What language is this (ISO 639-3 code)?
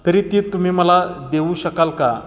mar